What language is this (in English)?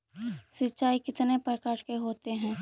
Magahi